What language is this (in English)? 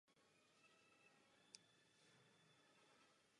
Czech